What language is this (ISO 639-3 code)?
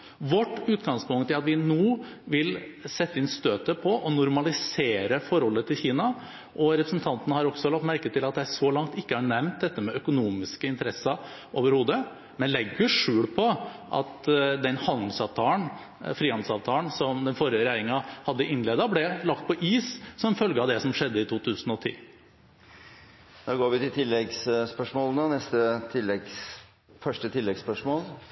nor